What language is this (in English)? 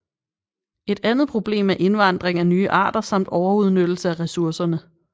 Danish